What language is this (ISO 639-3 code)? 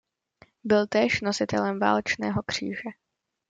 ces